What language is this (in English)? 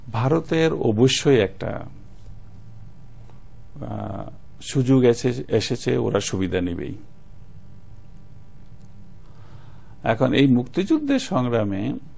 Bangla